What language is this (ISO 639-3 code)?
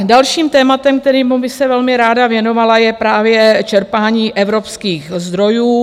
ces